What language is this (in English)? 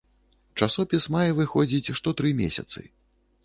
Belarusian